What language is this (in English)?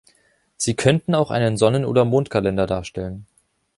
German